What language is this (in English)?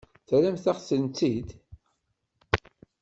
Kabyle